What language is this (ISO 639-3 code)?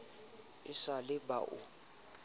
sot